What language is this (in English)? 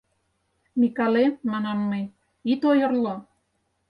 Mari